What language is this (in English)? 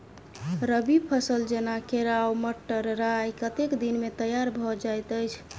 Maithili